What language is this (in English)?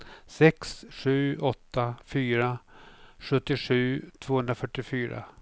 Swedish